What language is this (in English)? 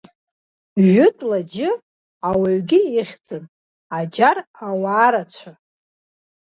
Abkhazian